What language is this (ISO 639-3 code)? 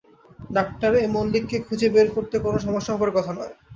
ben